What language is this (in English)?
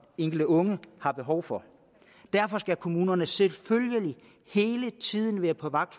Danish